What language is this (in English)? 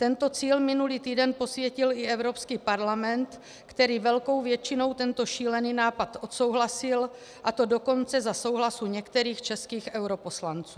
Czech